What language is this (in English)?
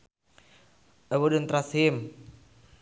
Sundanese